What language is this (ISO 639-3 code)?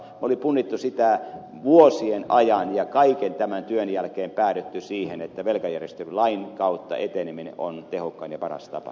fin